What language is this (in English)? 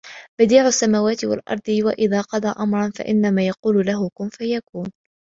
Arabic